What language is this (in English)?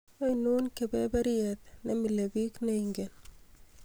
Kalenjin